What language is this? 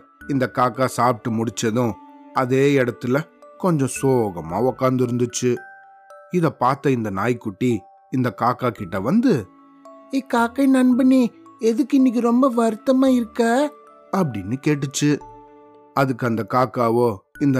Tamil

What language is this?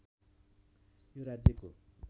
Nepali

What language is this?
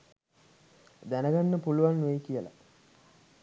Sinhala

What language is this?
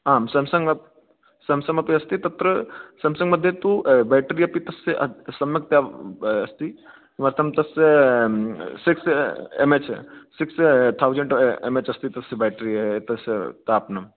Sanskrit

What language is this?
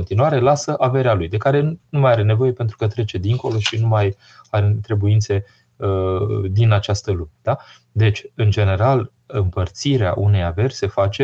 Romanian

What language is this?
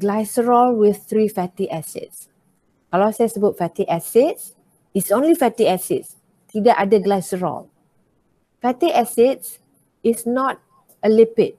Malay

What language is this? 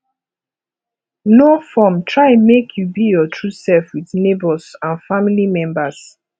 Nigerian Pidgin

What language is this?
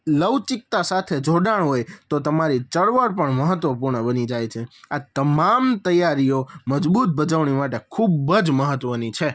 Gujarati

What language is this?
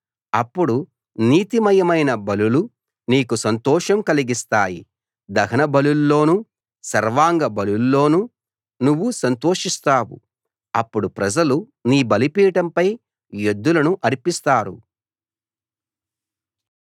Telugu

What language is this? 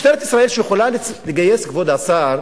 Hebrew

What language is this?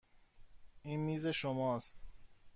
Persian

